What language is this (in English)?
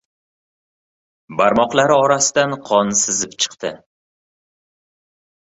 Uzbek